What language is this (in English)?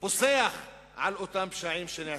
Hebrew